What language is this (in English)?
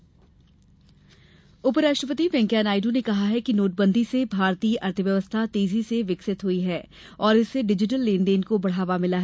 Hindi